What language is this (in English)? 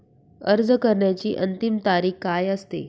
Marathi